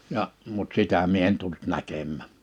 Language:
Finnish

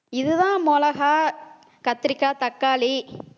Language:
Tamil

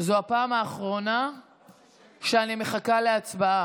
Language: Hebrew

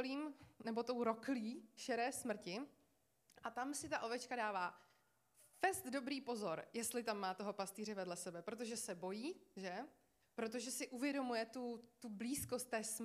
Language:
Czech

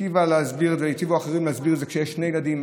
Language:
Hebrew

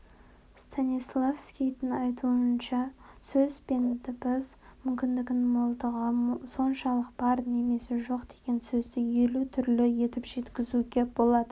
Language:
Kazakh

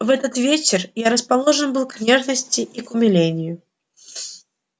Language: Russian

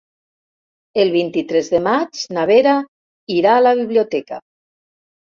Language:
Catalan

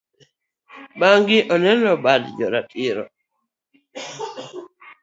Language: Luo (Kenya and Tanzania)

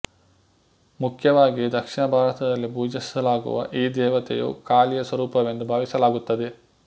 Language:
Kannada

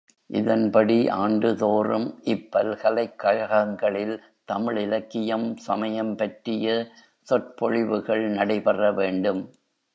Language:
Tamil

